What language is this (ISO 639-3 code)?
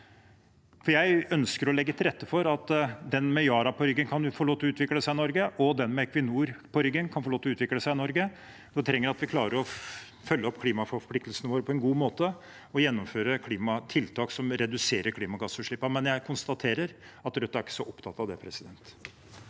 nor